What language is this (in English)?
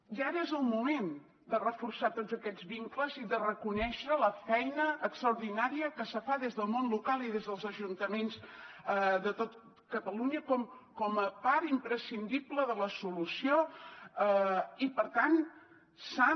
Catalan